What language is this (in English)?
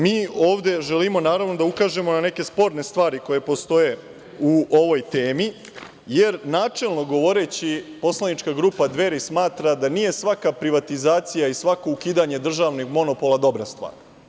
Serbian